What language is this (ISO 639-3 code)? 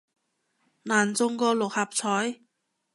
yue